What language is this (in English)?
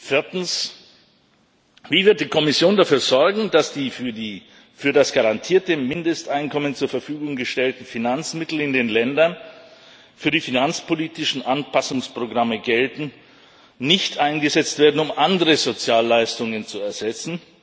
German